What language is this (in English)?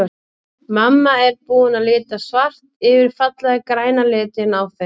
Icelandic